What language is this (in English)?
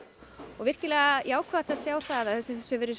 Icelandic